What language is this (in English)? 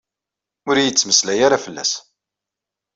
Kabyle